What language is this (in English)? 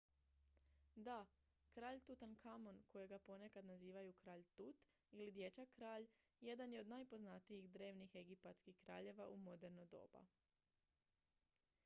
Croatian